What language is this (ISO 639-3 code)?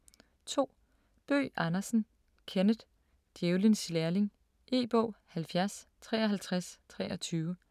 dan